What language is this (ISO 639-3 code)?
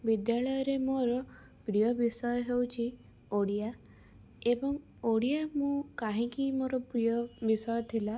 ori